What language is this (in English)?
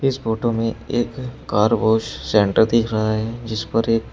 Hindi